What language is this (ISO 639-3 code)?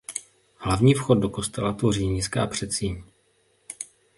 ces